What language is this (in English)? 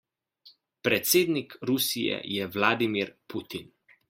Slovenian